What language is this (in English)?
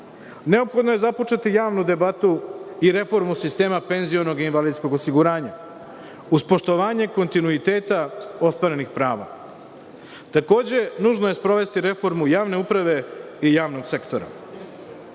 Serbian